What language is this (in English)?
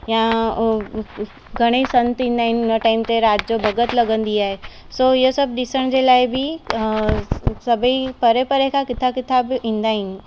Sindhi